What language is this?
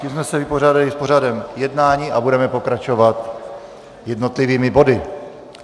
Czech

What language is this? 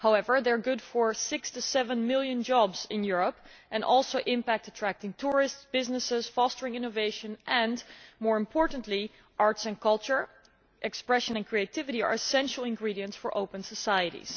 English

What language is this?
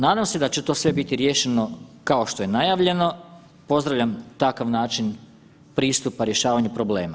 Croatian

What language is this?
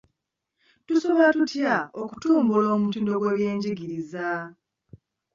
Ganda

